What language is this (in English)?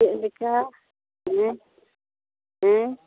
Santali